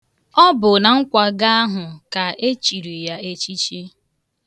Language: Igbo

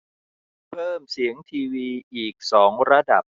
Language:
Thai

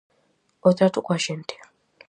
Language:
Galician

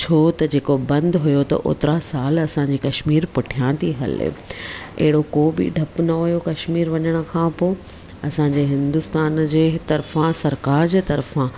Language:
Sindhi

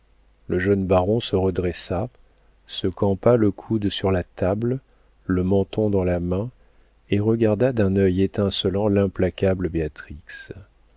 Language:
French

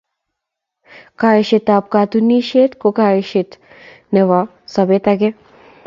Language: Kalenjin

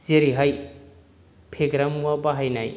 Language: Bodo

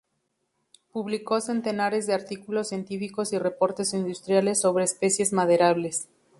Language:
Spanish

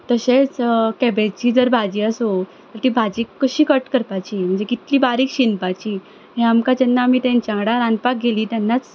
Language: Konkani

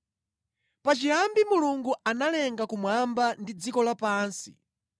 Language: Nyanja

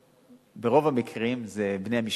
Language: Hebrew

